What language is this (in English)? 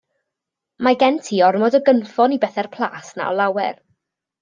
Welsh